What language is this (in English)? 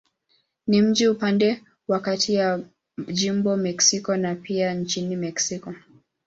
Swahili